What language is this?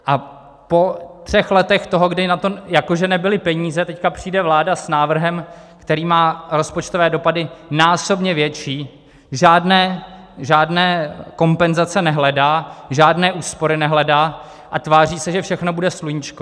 Czech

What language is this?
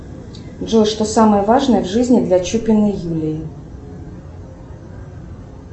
Russian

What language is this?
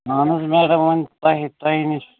Kashmiri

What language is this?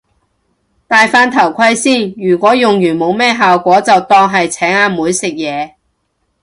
Cantonese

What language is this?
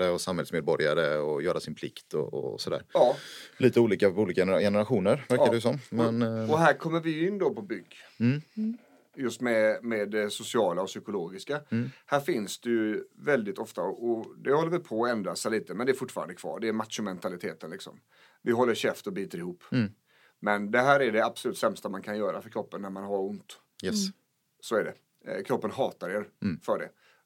Swedish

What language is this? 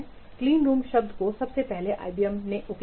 Hindi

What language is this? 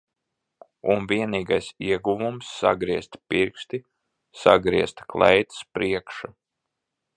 Latvian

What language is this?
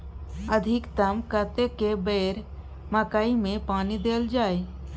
Maithili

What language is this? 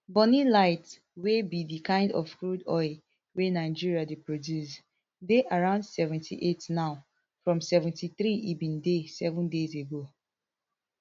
Nigerian Pidgin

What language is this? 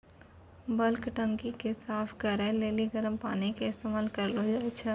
Maithili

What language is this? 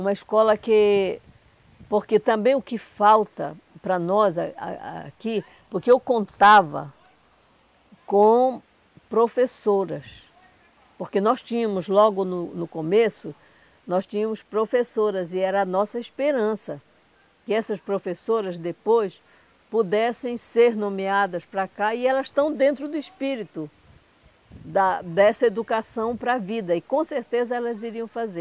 Portuguese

